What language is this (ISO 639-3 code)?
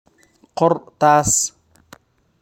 som